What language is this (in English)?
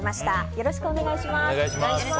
Japanese